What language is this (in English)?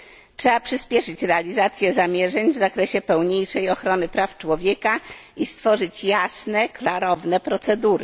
Polish